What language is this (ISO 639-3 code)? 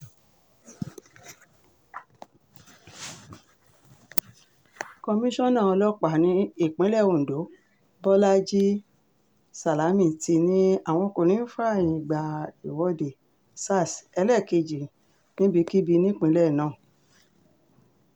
yor